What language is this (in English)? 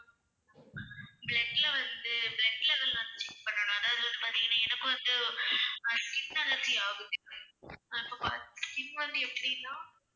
Tamil